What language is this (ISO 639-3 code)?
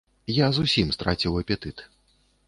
bel